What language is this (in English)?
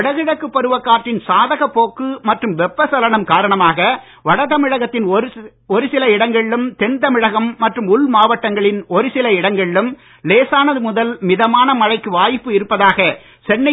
Tamil